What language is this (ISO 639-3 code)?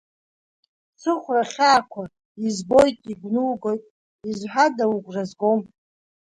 abk